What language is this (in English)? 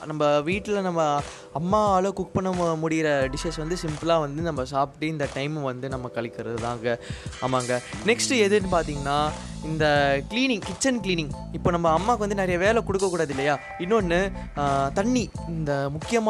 Tamil